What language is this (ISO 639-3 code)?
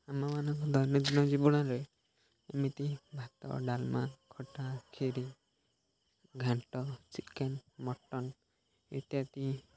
ori